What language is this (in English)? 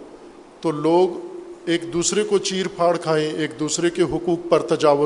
Urdu